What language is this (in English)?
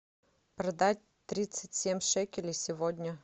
Russian